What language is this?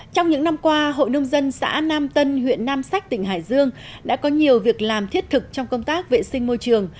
Vietnamese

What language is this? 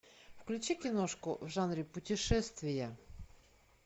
Russian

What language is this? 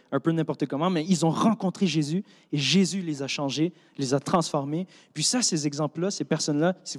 French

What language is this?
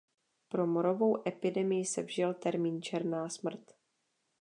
Czech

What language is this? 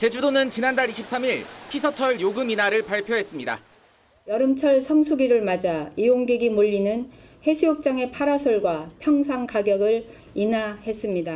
Korean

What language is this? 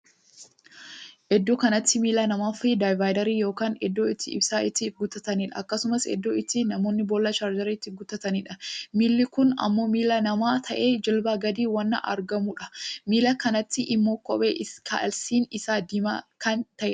Oromo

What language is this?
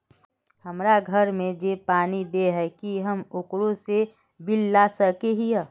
Magahi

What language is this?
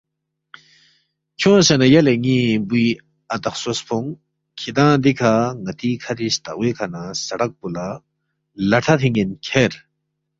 Balti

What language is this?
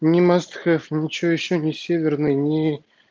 Russian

